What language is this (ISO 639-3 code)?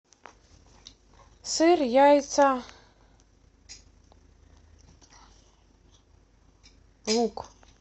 rus